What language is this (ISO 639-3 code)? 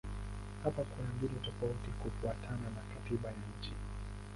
swa